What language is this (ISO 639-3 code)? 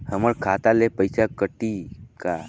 hne